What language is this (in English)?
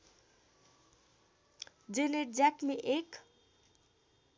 Nepali